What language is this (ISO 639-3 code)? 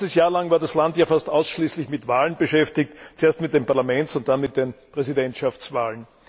deu